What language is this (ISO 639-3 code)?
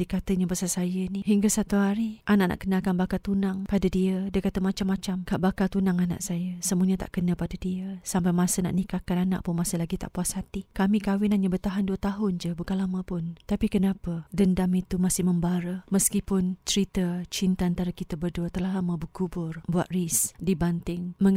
msa